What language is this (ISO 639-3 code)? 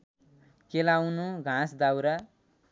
nep